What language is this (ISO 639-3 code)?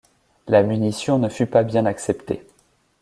fra